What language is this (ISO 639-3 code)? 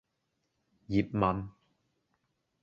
yue